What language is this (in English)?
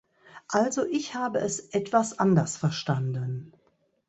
German